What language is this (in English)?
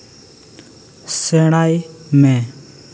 Santali